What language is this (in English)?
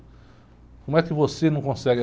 Portuguese